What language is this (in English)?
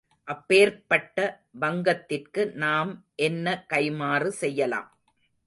Tamil